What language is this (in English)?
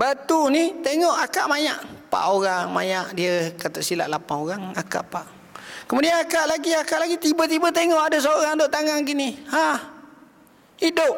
Malay